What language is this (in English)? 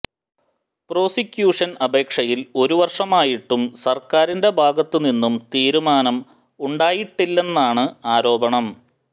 Malayalam